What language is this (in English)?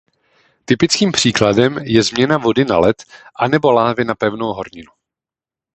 Czech